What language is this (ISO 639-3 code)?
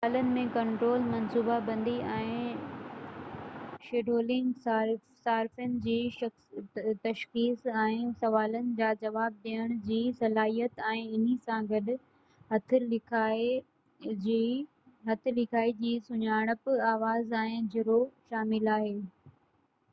snd